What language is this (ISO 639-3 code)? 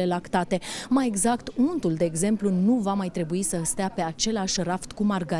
ron